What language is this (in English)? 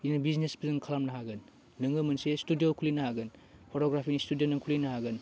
Bodo